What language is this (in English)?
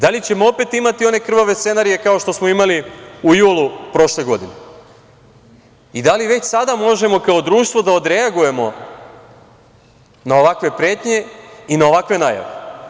Serbian